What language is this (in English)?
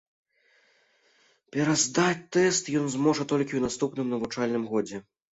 Belarusian